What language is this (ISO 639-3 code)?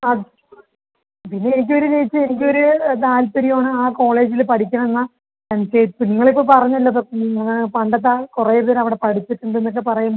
mal